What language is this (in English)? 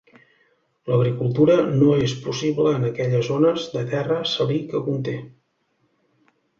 Catalan